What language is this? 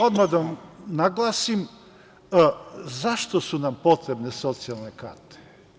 Serbian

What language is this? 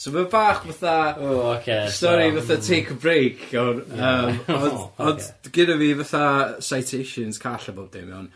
Welsh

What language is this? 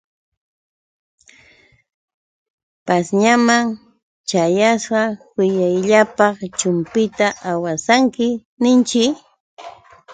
Yauyos Quechua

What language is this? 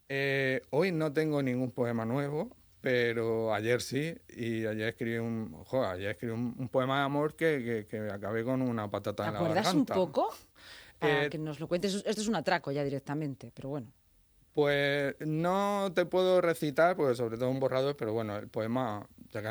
Spanish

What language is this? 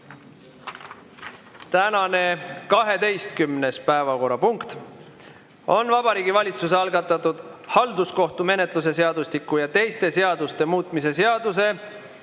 Estonian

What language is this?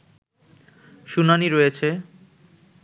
Bangla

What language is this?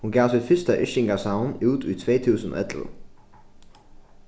Faroese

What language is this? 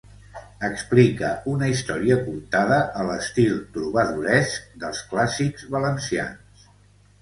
Catalan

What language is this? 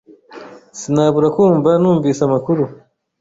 Kinyarwanda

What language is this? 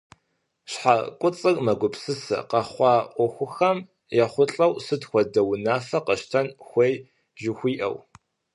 Kabardian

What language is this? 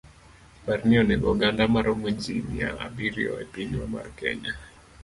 Luo (Kenya and Tanzania)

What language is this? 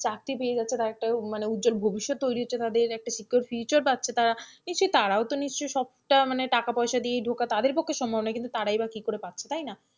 Bangla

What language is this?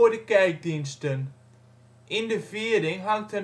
Dutch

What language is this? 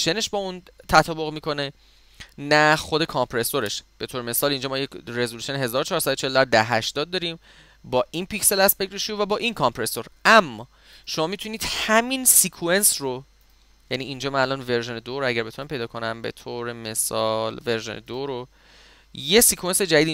Persian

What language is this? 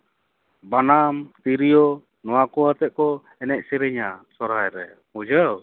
Santali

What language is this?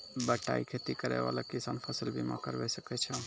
Maithili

